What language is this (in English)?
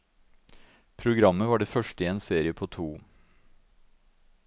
Norwegian